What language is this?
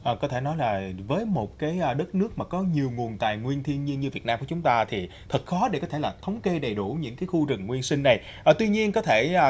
Vietnamese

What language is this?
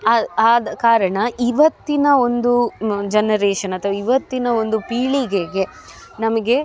Kannada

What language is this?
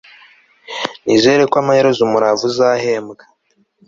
Kinyarwanda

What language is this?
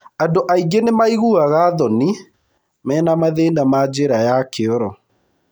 Kikuyu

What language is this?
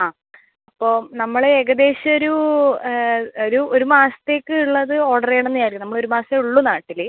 Malayalam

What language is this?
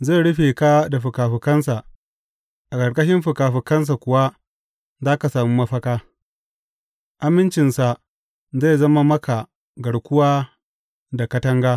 Hausa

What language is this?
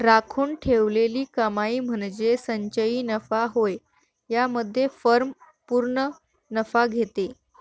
Marathi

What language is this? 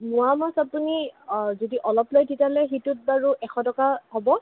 Assamese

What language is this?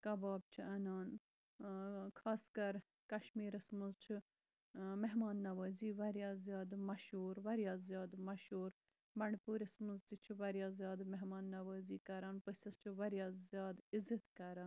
Kashmiri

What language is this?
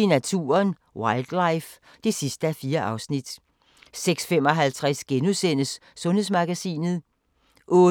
Danish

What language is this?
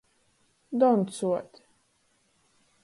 Latgalian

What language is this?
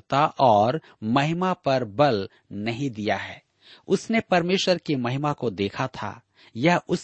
Hindi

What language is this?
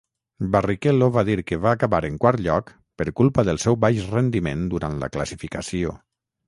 Catalan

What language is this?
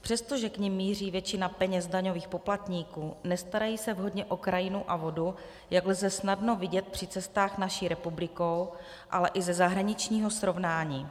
Czech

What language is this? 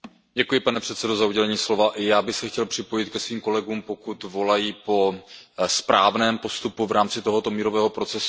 Czech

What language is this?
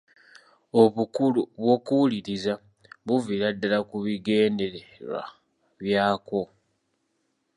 Ganda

